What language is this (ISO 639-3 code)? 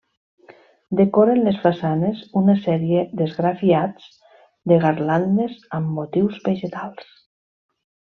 cat